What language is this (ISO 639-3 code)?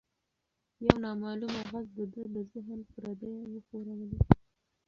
pus